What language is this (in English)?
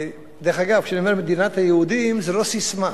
Hebrew